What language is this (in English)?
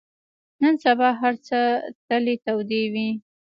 Pashto